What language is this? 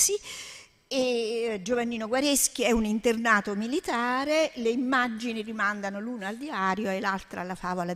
Italian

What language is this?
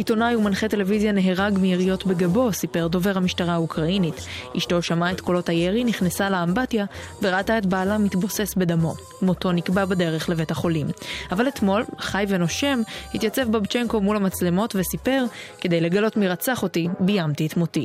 Hebrew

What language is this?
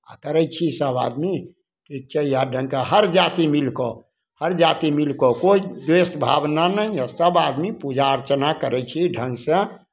Maithili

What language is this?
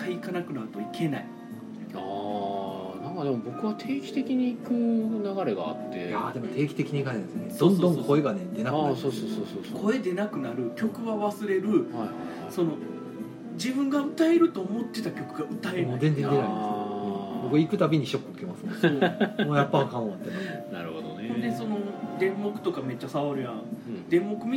Japanese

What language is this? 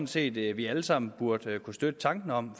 Danish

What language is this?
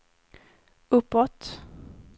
Swedish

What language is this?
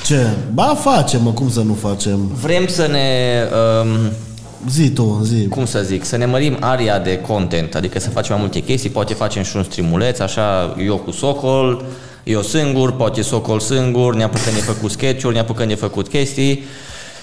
Romanian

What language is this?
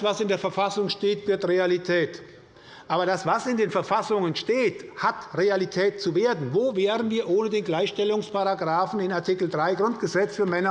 German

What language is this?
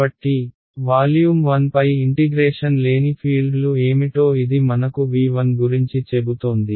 Telugu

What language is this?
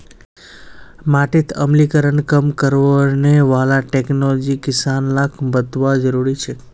Magahi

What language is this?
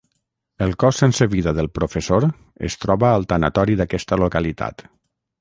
Catalan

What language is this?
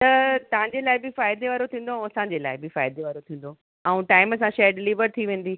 Sindhi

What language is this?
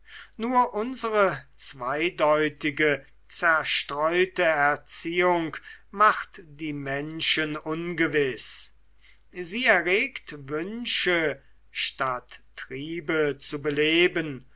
German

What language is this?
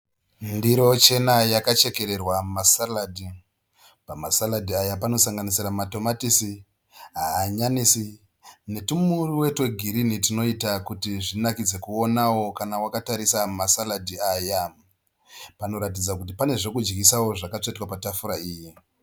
Shona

